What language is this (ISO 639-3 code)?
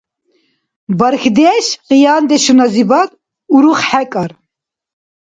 dar